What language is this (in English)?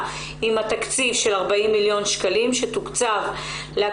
Hebrew